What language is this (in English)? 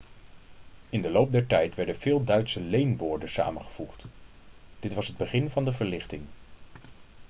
Dutch